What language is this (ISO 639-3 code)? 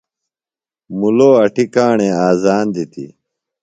phl